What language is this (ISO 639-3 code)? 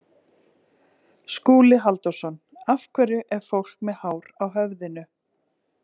isl